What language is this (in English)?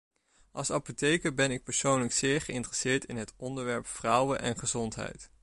Dutch